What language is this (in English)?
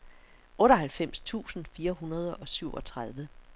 Danish